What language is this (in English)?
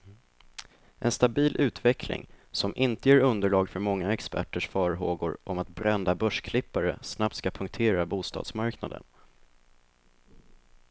Swedish